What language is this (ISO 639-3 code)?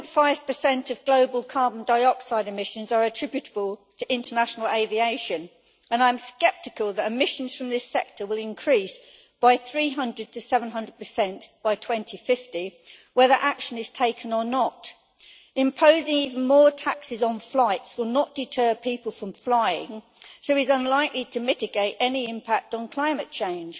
eng